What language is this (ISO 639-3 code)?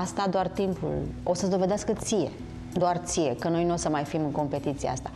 ron